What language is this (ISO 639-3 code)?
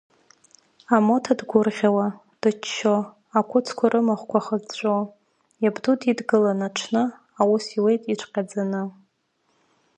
abk